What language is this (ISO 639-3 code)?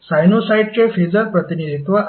mar